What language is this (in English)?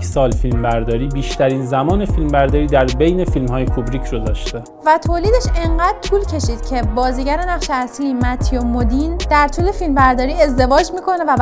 Persian